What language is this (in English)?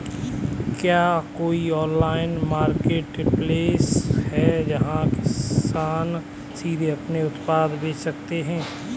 Hindi